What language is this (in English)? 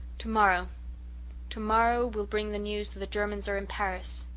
English